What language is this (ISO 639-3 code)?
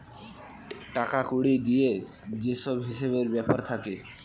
ben